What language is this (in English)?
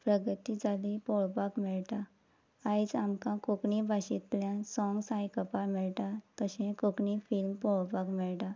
Konkani